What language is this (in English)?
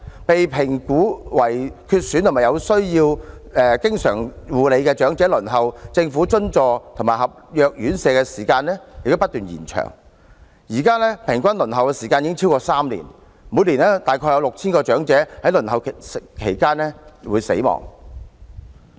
Cantonese